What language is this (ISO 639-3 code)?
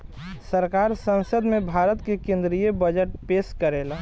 bho